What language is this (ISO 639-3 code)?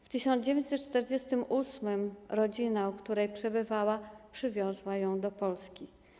pol